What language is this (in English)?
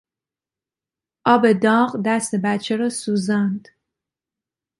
Persian